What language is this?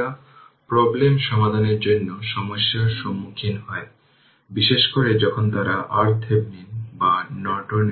Bangla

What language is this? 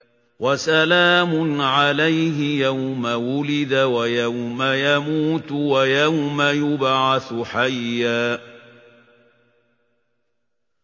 Arabic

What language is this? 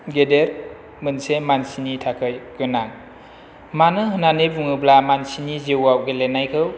Bodo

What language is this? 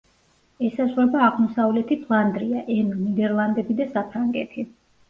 Georgian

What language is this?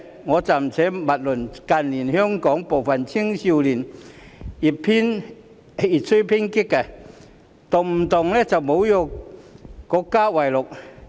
Cantonese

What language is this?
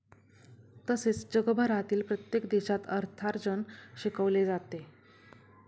Marathi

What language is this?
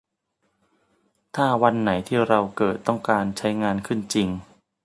Thai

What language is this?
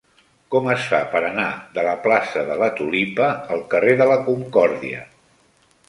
Catalan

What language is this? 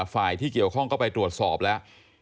Thai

